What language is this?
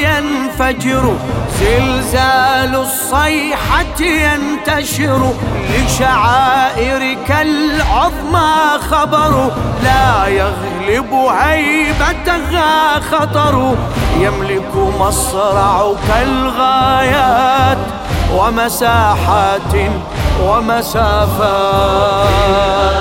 Arabic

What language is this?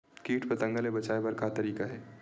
Chhattisgarhi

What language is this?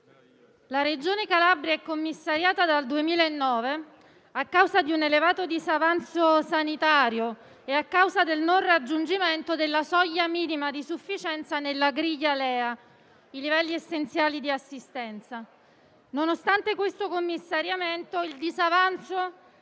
Italian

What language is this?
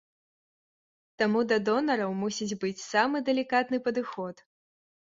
Belarusian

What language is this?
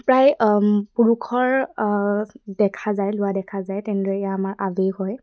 Assamese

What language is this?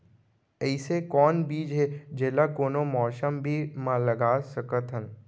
Chhattisgarhi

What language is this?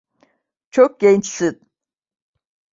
Turkish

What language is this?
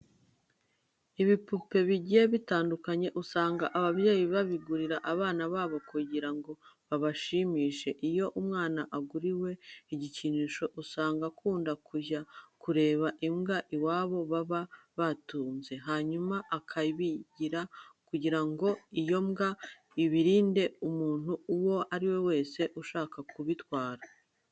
Kinyarwanda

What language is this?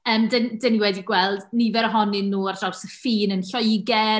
Welsh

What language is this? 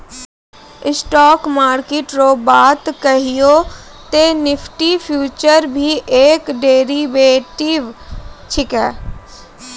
Maithili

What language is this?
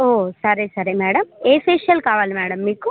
Telugu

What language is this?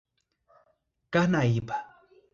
Portuguese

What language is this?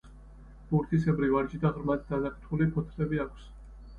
Georgian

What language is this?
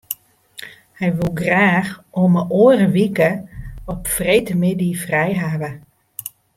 Western Frisian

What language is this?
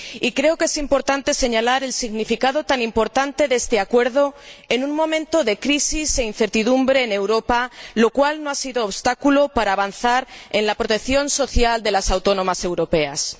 Spanish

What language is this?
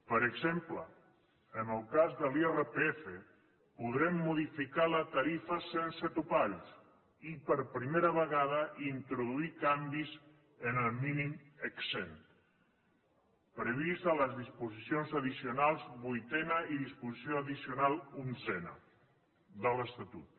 Catalan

